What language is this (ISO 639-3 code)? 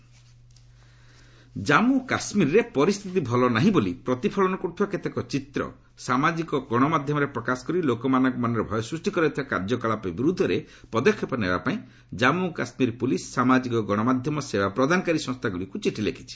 ori